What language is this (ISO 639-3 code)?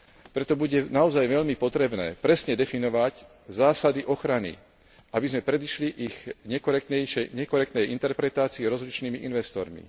slk